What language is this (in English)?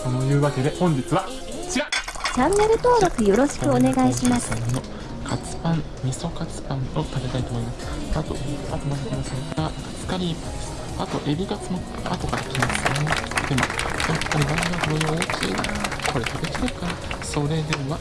Japanese